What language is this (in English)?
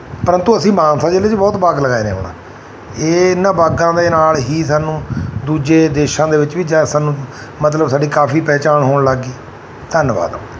Punjabi